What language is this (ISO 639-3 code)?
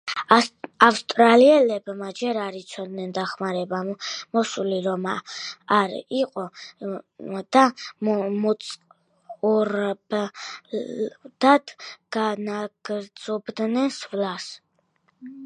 kat